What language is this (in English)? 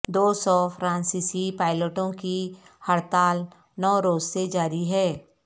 Urdu